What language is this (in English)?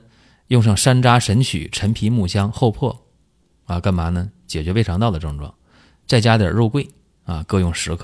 Chinese